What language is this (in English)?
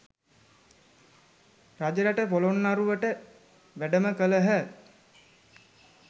Sinhala